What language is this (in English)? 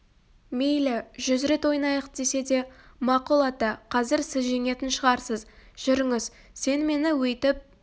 Kazakh